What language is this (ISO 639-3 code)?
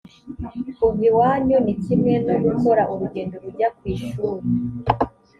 kin